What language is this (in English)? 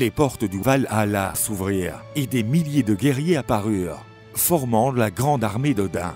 French